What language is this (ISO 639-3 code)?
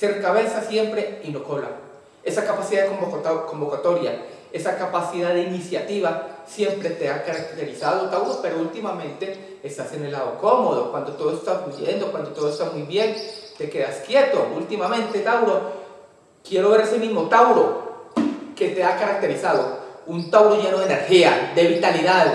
spa